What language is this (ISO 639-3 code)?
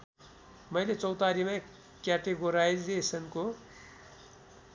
nep